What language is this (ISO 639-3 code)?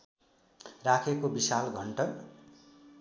nep